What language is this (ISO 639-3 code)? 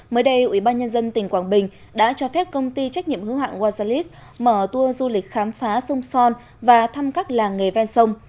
vie